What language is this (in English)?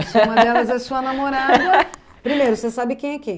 Portuguese